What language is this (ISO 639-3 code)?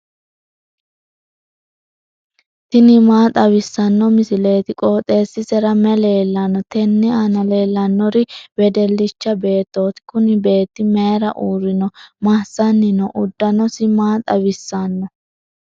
sid